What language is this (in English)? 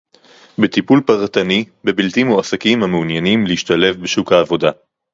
Hebrew